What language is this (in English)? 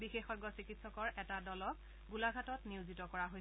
Assamese